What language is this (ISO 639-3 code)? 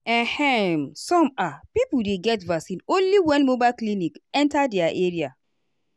pcm